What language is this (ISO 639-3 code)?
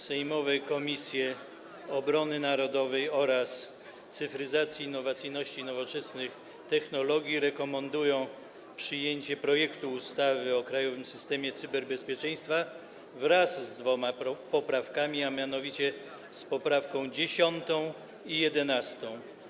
pol